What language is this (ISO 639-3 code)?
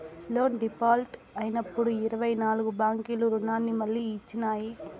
tel